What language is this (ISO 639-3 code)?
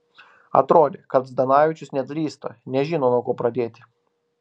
lit